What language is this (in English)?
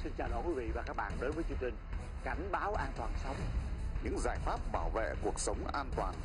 Vietnamese